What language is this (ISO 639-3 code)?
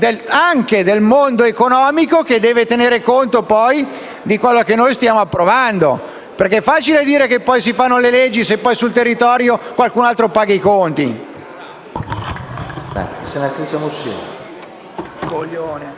ita